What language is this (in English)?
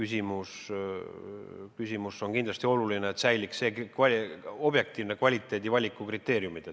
Estonian